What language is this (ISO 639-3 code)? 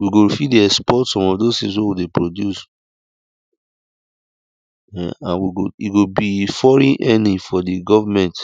pcm